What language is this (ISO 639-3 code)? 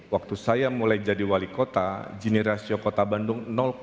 ind